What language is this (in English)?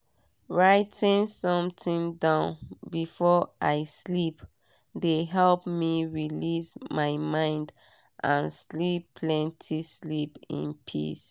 Nigerian Pidgin